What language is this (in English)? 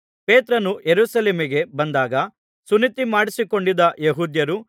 Kannada